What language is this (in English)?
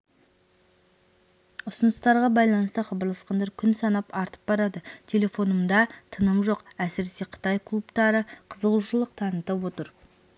Kazakh